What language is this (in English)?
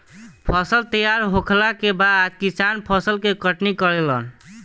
Bhojpuri